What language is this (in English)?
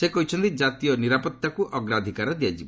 Odia